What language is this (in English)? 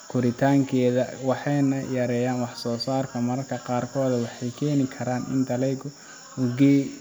Somali